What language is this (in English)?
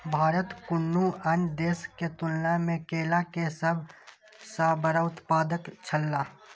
Maithili